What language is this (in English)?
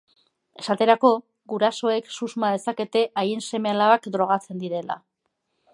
Basque